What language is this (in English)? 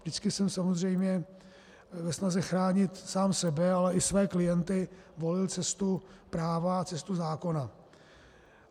Czech